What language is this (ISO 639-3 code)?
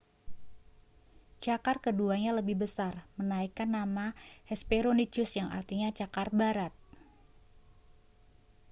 ind